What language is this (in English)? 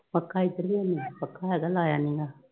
Punjabi